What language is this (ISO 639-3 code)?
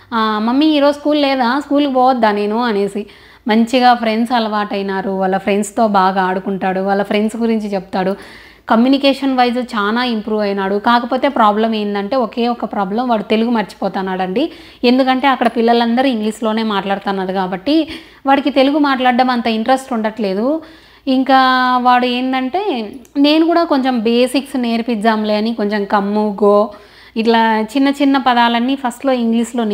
tel